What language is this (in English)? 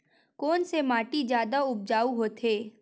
Chhattisgarhi